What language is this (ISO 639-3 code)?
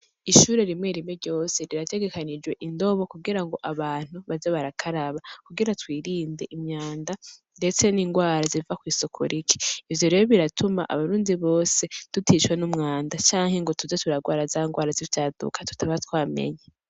run